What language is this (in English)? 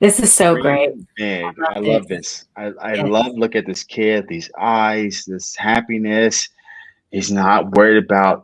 English